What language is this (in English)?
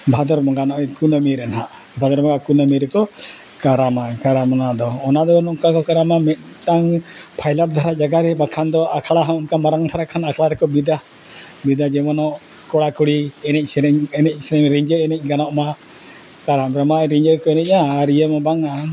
Santali